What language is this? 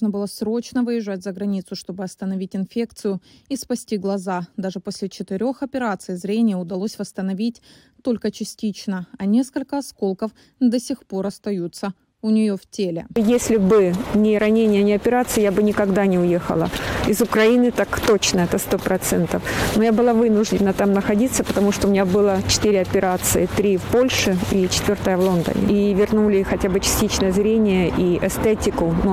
Russian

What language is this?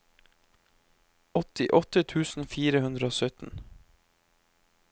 Norwegian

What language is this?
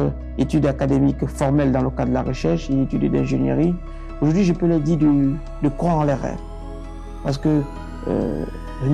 French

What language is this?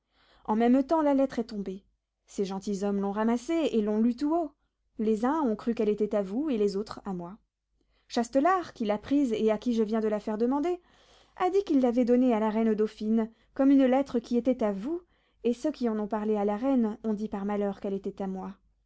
French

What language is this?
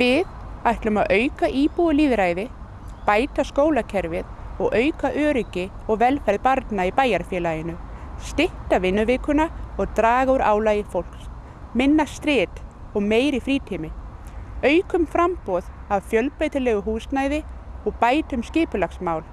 Icelandic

